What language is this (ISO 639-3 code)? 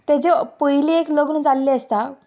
kok